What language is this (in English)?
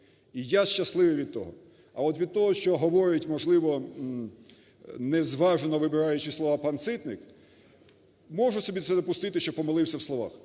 Ukrainian